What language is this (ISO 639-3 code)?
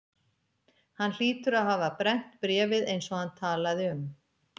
isl